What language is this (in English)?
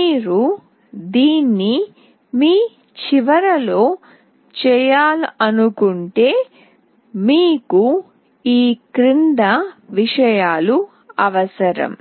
Telugu